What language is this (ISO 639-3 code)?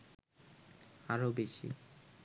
ben